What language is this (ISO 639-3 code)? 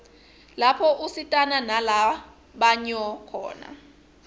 ssw